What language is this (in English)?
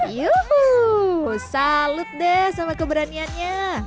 Indonesian